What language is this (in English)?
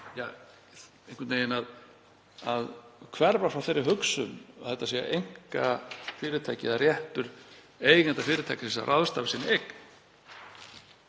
Icelandic